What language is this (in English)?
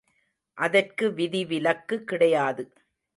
Tamil